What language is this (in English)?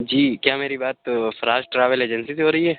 Urdu